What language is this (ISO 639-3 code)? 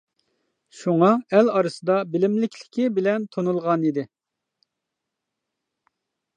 uig